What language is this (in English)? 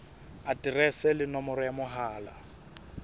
Southern Sotho